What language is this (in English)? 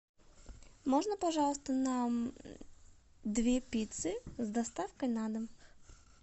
Russian